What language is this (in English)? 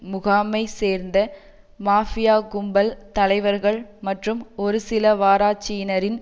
Tamil